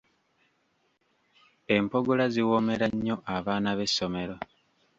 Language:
Ganda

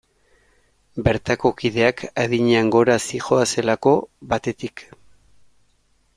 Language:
Basque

